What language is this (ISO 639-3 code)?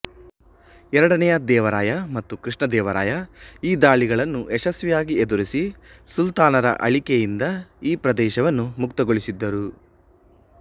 kan